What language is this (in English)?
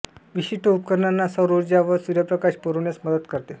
Marathi